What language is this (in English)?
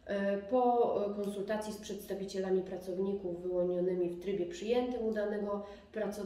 Polish